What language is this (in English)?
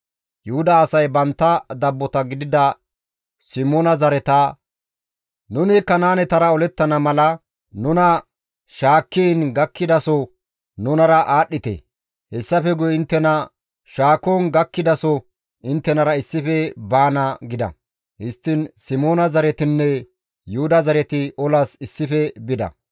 Gamo